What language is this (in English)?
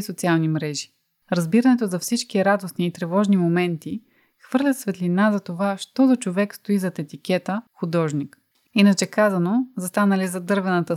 Bulgarian